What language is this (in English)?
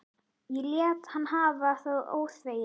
Icelandic